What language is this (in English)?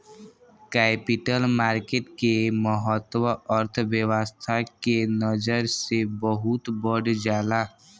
Bhojpuri